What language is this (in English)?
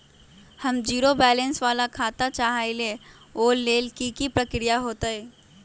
Magahi